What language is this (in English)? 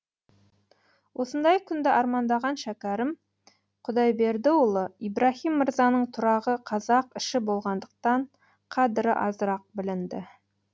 Kazakh